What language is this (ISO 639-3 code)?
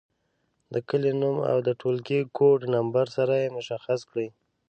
pus